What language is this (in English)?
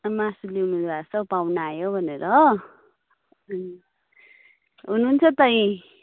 Nepali